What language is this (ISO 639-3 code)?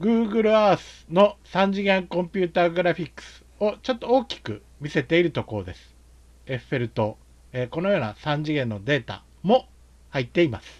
jpn